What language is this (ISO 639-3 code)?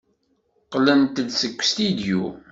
kab